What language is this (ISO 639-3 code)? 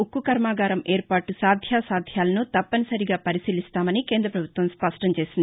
tel